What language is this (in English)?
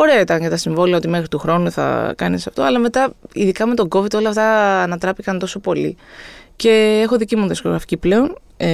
Greek